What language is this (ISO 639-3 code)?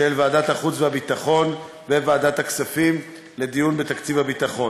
heb